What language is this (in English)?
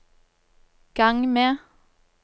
Norwegian